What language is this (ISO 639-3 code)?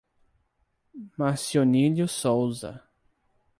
por